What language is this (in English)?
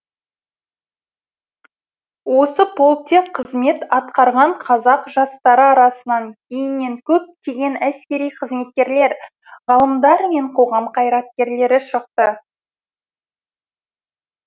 Kazakh